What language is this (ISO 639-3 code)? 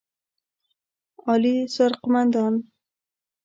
pus